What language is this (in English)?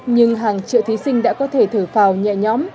Vietnamese